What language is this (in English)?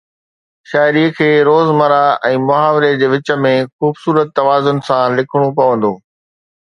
Sindhi